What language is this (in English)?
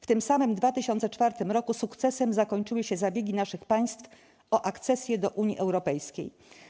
Polish